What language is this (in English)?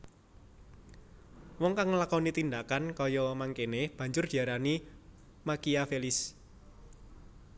Javanese